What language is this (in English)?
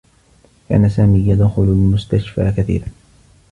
Arabic